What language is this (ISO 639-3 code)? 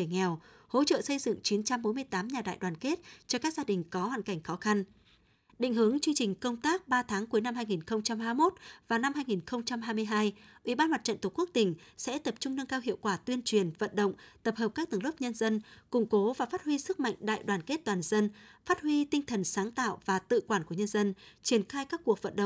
vie